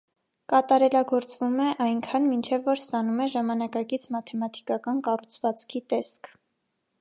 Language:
Armenian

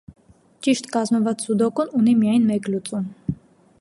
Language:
Armenian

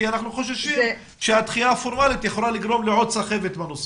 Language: Hebrew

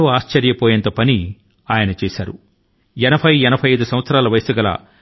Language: Telugu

